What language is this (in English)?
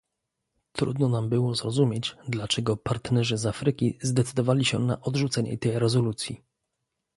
Polish